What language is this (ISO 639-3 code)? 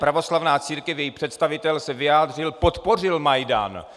ces